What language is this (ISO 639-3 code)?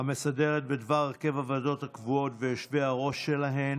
heb